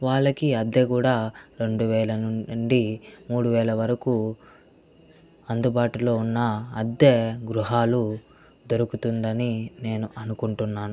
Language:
Telugu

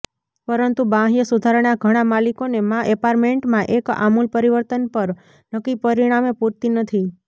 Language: Gujarati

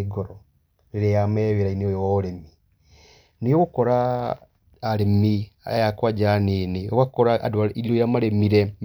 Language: Kikuyu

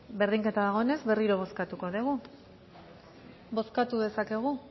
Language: Basque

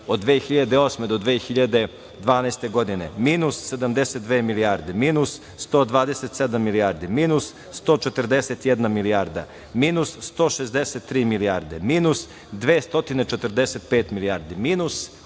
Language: Serbian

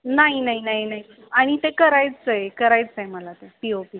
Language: Marathi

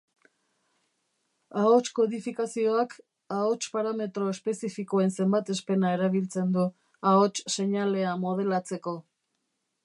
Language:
Basque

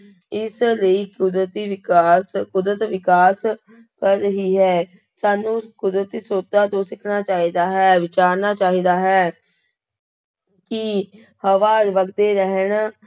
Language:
Punjabi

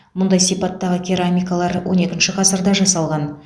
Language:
Kazakh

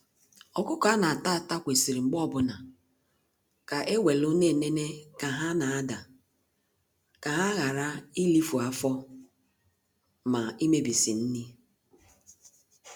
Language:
Igbo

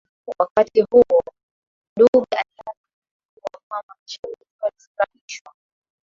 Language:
Swahili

